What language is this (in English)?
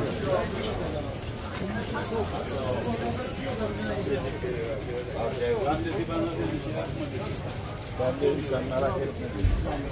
Turkish